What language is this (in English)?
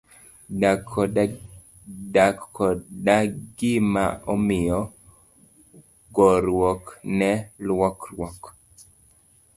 Luo (Kenya and Tanzania)